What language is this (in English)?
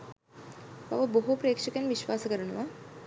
Sinhala